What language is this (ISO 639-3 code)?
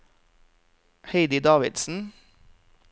nor